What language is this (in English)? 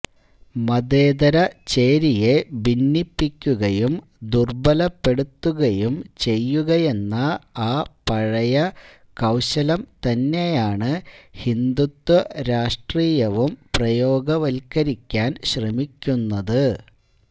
Malayalam